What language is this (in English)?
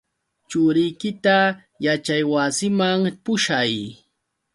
Yauyos Quechua